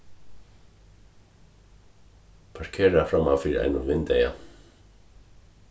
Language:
Faroese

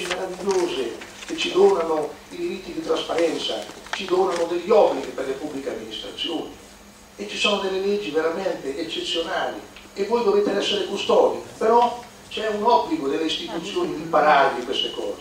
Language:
Italian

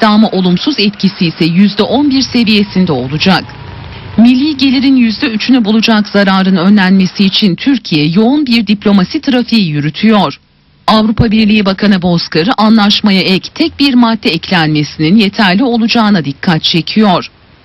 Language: Turkish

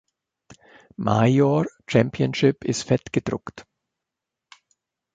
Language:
German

